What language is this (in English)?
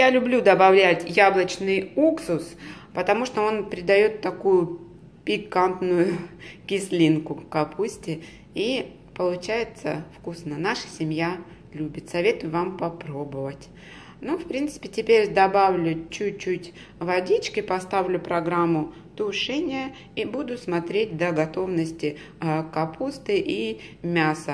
Russian